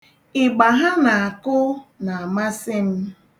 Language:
Igbo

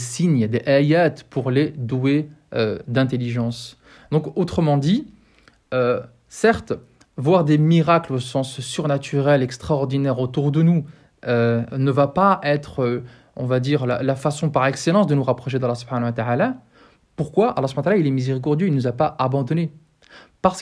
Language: French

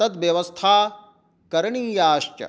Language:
Sanskrit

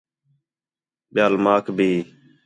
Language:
Khetrani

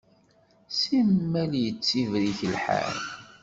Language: Kabyle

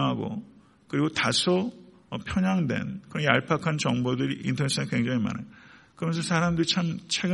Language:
Korean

